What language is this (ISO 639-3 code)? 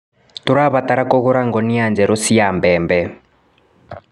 kik